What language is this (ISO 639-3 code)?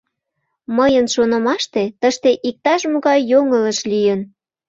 chm